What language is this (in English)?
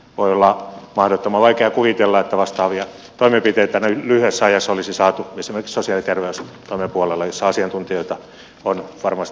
Finnish